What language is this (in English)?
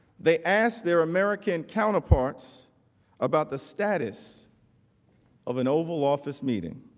English